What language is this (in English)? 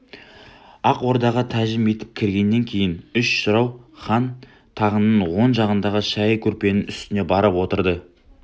Kazakh